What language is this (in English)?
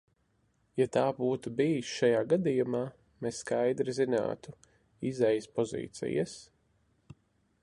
Latvian